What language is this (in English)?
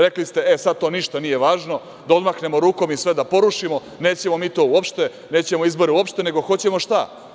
Serbian